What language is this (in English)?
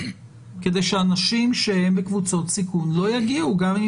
Hebrew